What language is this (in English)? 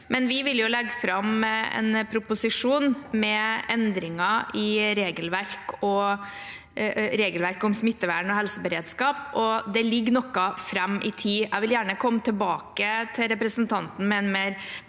Norwegian